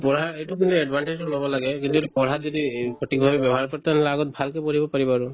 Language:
Assamese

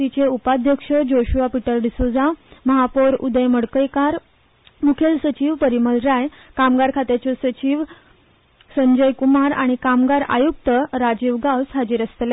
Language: Konkani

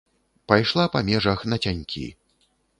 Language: Belarusian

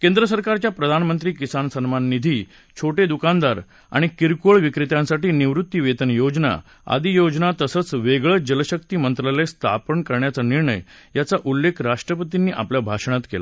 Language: Marathi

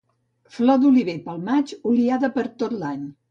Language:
Catalan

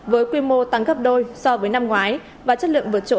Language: Vietnamese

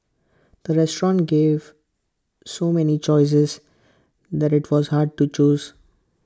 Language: English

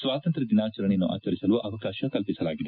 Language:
Kannada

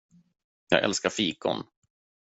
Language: Swedish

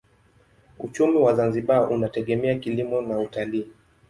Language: Swahili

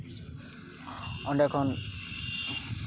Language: Santali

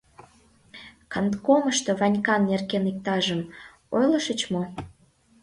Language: Mari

